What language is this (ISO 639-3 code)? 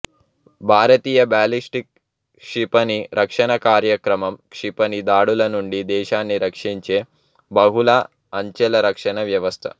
tel